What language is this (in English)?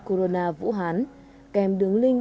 Vietnamese